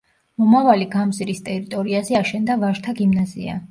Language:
Georgian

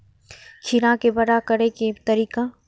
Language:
Maithili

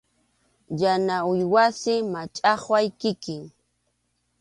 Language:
Arequipa-La Unión Quechua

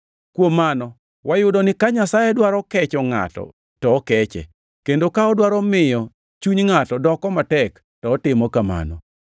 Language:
Luo (Kenya and Tanzania)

